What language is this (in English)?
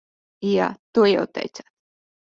Latvian